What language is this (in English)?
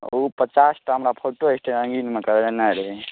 Maithili